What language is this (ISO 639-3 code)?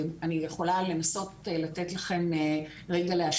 heb